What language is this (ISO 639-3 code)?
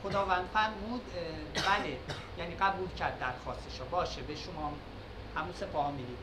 fas